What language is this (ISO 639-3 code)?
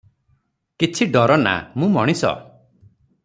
ori